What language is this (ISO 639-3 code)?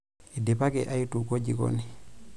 mas